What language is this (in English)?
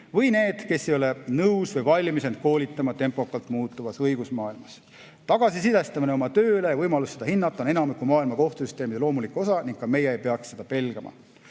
Estonian